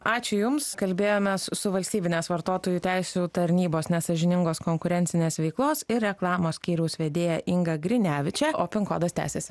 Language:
Lithuanian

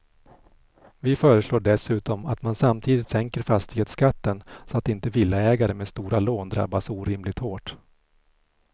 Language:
Swedish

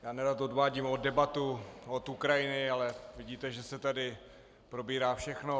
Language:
Czech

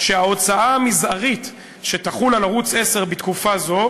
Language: Hebrew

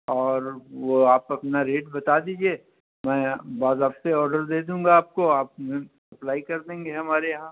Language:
Urdu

